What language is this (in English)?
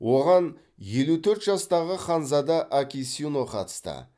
Kazakh